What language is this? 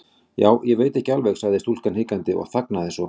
Icelandic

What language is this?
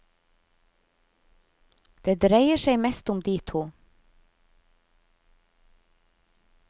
Norwegian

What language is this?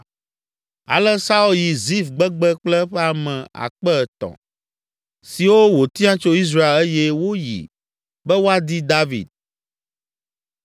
Ewe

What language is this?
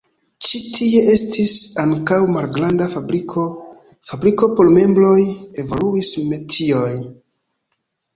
Esperanto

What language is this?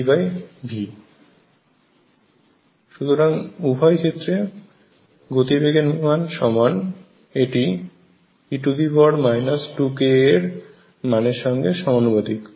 Bangla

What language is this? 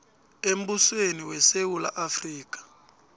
South Ndebele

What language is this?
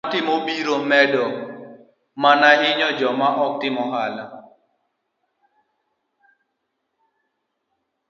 Luo (Kenya and Tanzania)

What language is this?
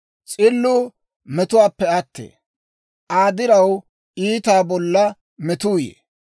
Dawro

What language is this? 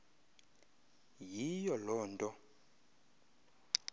Xhosa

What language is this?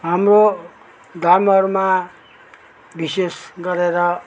Nepali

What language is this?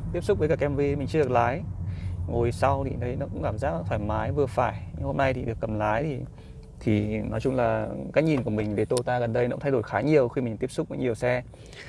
Vietnamese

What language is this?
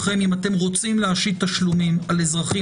Hebrew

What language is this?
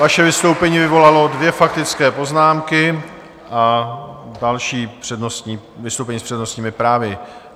Czech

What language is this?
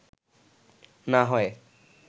Bangla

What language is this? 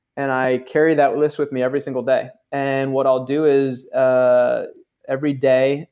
English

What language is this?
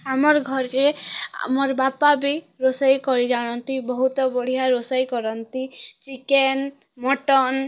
Odia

